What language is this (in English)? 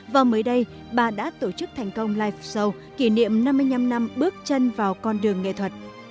Vietnamese